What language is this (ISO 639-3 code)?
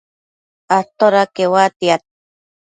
mcf